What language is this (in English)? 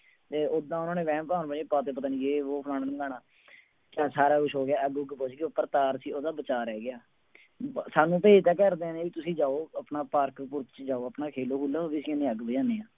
Punjabi